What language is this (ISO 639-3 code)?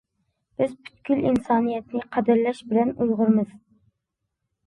uig